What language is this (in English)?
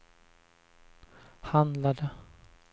Swedish